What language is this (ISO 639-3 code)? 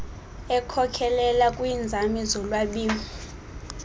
xho